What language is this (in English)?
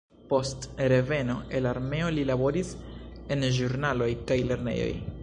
Esperanto